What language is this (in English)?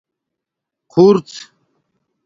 Domaaki